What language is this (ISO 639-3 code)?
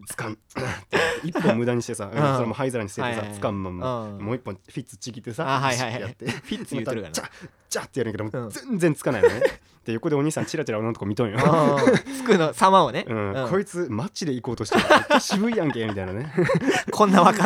jpn